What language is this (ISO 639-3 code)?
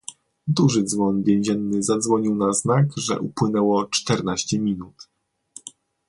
pol